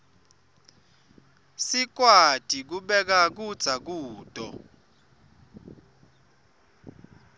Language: Swati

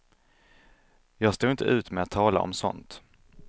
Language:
Swedish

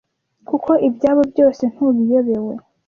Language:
Kinyarwanda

